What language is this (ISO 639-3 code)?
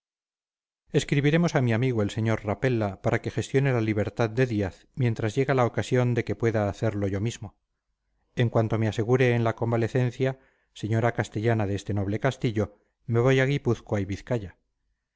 spa